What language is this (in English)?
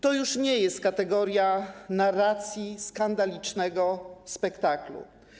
Polish